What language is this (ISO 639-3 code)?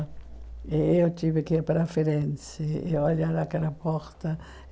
por